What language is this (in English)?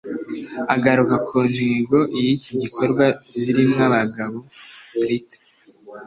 Kinyarwanda